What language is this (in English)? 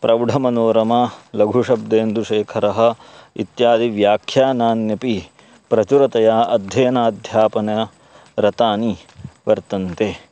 Sanskrit